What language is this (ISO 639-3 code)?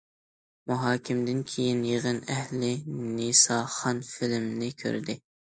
uig